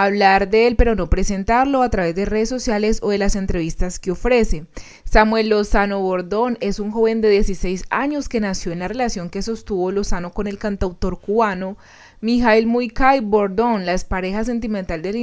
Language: Spanish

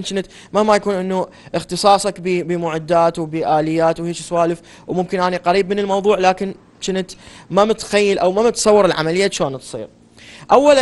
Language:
Arabic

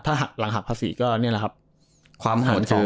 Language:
Thai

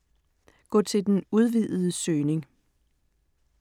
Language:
Danish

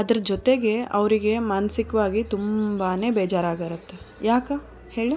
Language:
Kannada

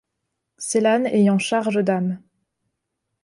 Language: French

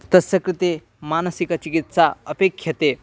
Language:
Sanskrit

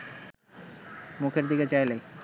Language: Bangla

